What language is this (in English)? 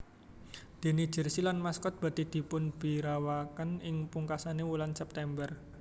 Javanese